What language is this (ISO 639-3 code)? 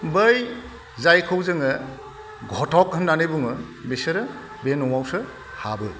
brx